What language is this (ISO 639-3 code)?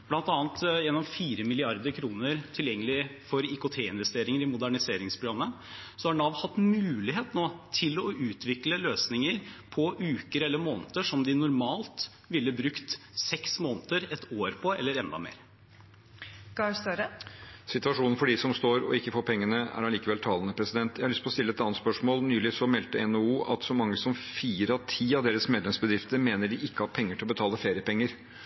nor